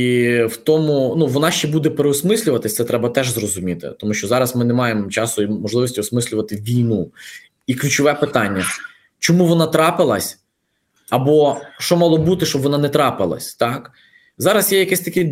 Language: Ukrainian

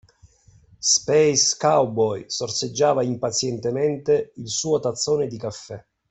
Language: Italian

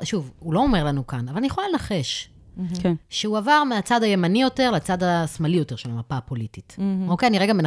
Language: Hebrew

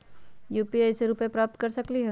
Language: Magahi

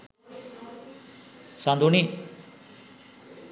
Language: Sinhala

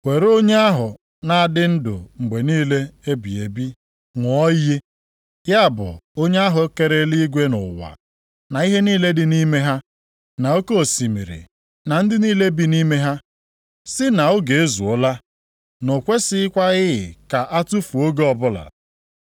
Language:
Igbo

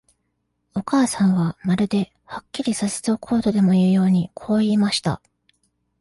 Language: Japanese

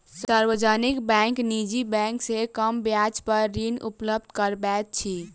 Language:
Maithili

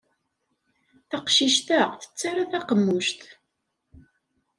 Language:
Kabyle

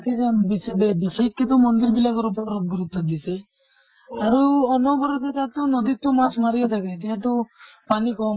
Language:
Assamese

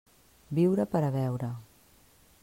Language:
Catalan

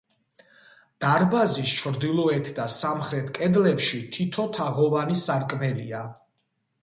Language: Georgian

